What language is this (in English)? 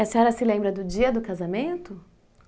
Portuguese